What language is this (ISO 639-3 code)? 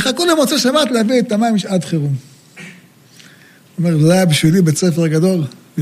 heb